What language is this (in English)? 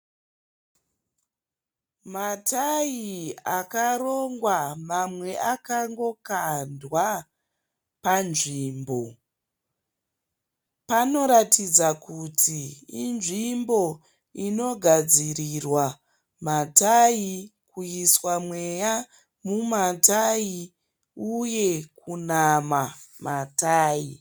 Shona